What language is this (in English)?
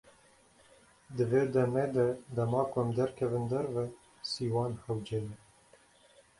Kurdish